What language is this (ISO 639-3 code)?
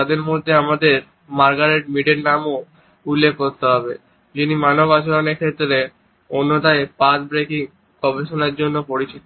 ben